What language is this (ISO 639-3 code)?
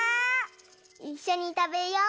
jpn